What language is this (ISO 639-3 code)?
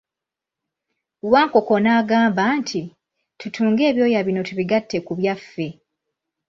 lug